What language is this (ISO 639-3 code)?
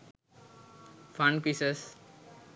sin